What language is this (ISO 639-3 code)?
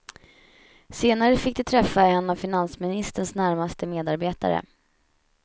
swe